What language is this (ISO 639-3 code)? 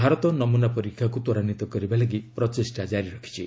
ori